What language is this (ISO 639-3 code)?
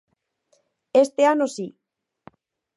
glg